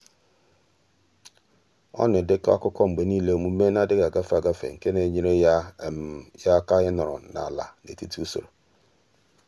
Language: Igbo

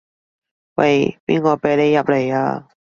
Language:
Cantonese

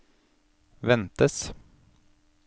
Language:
Norwegian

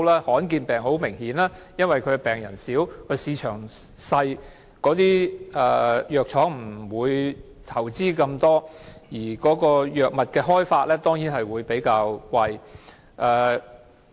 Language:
Cantonese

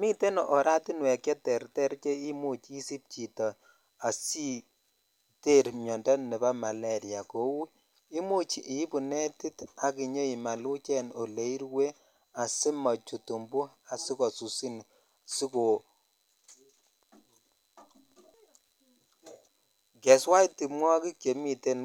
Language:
Kalenjin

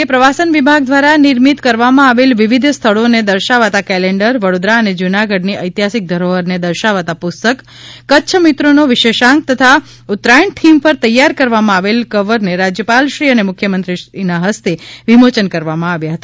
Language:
Gujarati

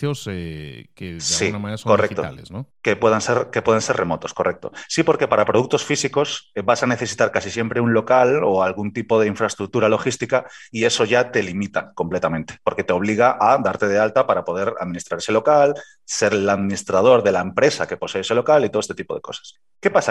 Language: Spanish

